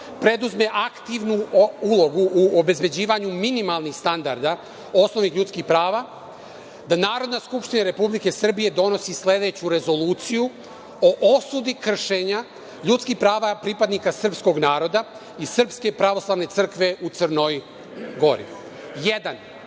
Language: Serbian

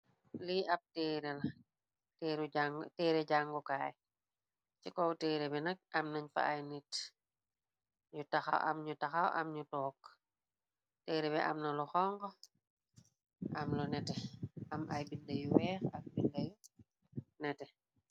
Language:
Wolof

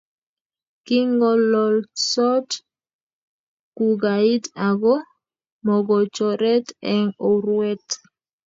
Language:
Kalenjin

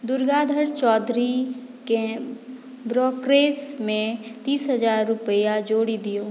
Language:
Maithili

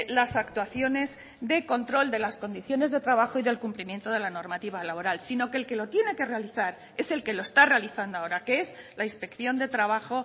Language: Spanish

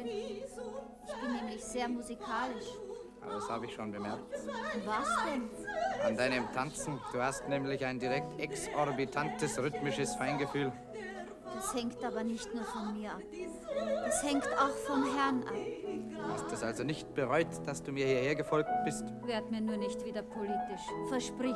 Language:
German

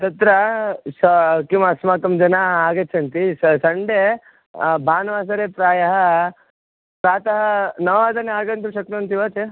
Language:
Sanskrit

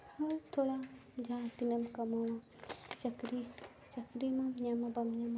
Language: Santali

